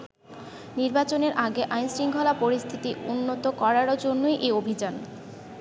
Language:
Bangla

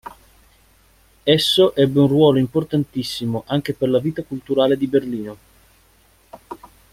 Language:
Italian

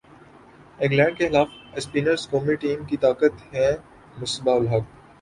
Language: Urdu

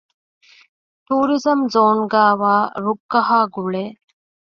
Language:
Divehi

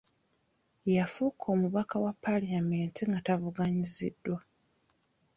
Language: Ganda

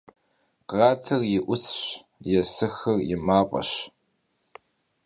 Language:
Kabardian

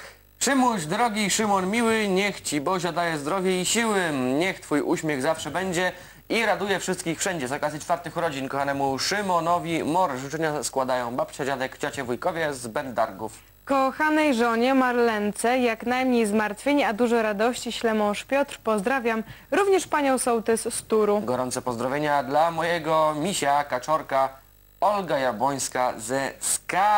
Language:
Polish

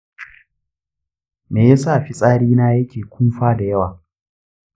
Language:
Hausa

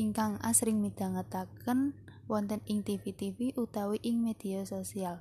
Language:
Indonesian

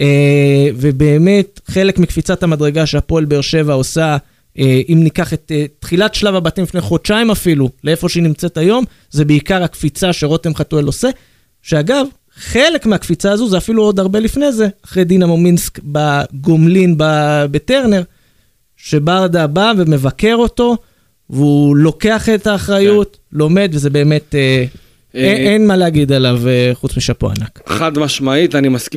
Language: Hebrew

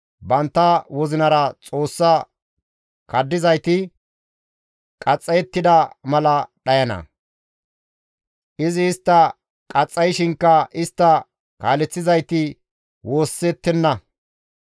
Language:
Gamo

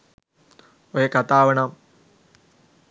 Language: Sinhala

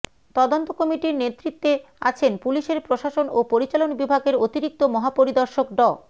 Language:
Bangla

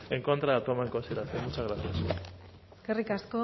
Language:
Spanish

